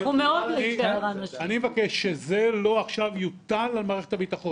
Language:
Hebrew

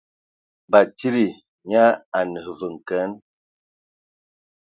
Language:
Ewondo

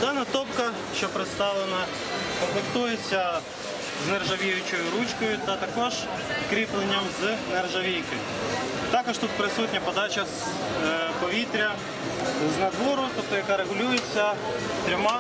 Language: Ukrainian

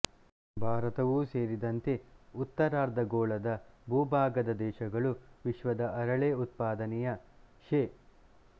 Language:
Kannada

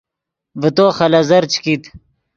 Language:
Yidgha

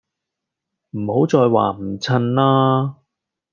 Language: Cantonese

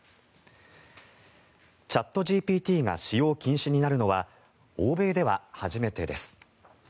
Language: Japanese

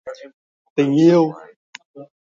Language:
Vietnamese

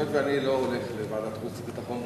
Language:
Hebrew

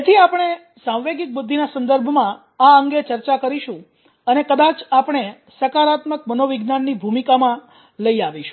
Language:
Gujarati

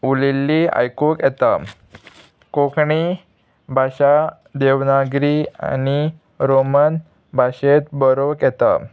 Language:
Konkani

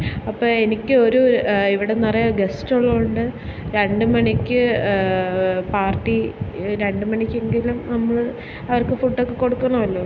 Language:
Malayalam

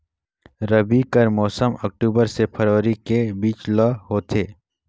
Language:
Chhattisgarhi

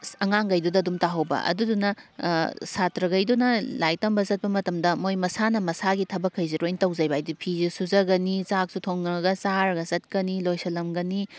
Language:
Manipuri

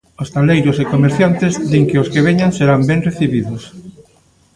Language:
Galician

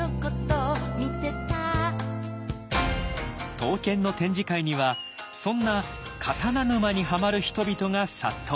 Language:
Japanese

